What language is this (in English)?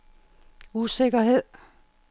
Danish